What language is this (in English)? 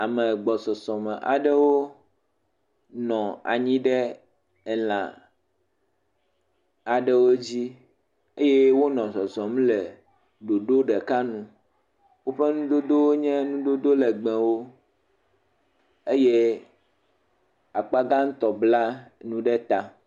Ewe